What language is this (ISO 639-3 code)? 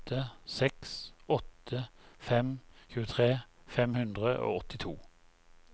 nor